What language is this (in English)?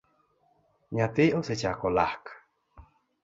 Luo (Kenya and Tanzania)